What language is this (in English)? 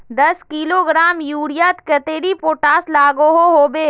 Magahi